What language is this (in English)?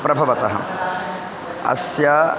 Sanskrit